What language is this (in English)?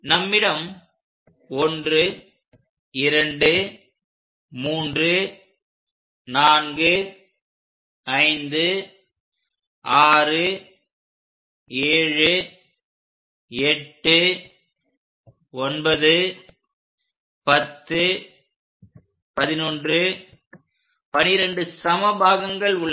Tamil